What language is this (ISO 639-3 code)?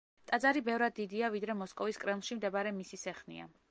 kat